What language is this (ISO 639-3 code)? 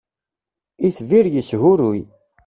kab